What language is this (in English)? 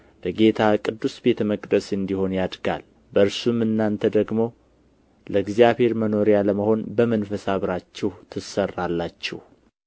Amharic